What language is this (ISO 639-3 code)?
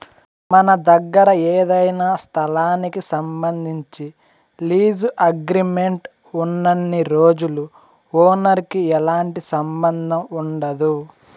tel